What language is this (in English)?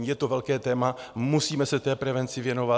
Czech